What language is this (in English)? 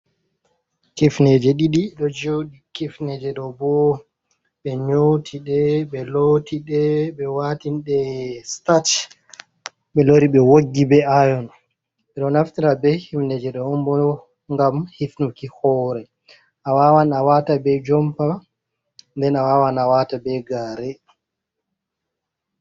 Fula